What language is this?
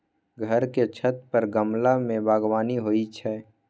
Maithili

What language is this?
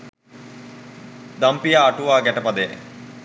Sinhala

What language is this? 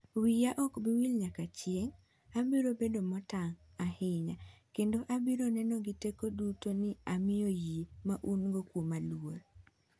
Luo (Kenya and Tanzania)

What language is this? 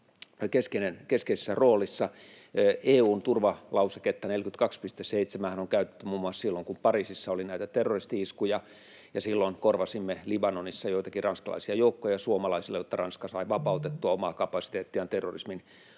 Finnish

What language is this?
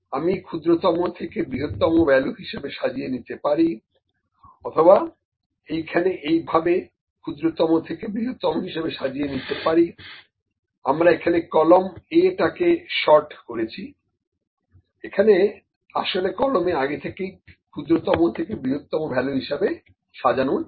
Bangla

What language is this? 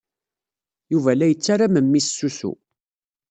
Kabyle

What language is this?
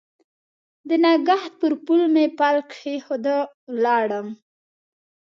Pashto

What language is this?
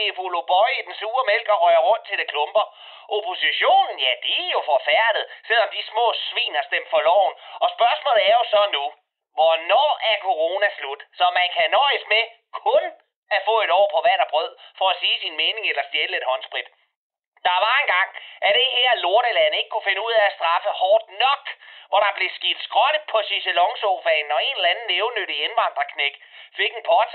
Danish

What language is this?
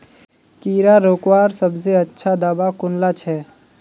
Magahi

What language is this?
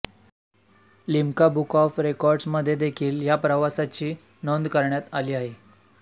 Marathi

